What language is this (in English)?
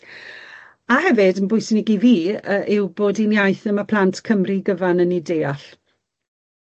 Welsh